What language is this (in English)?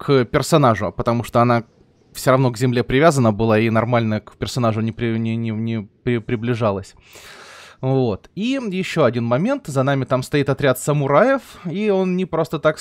Russian